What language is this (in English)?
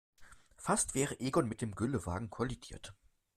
German